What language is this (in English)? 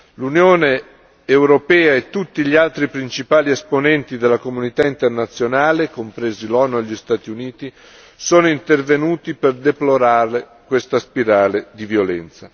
Italian